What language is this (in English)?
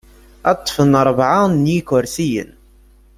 Kabyle